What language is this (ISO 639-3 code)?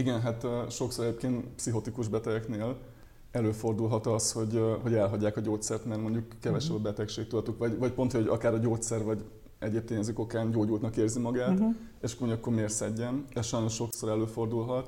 hun